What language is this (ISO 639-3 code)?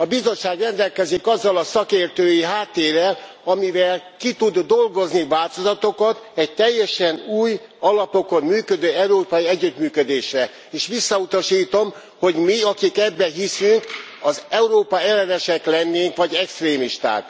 hun